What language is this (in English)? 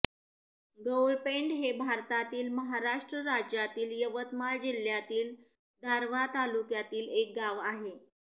Marathi